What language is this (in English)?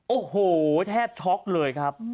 Thai